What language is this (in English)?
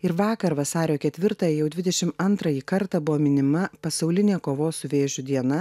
Lithuanian